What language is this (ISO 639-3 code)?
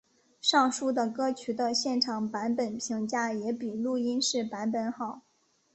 zho